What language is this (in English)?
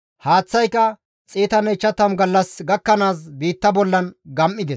Gamo